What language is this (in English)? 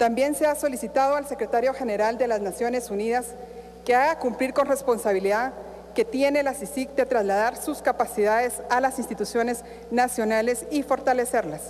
Spanish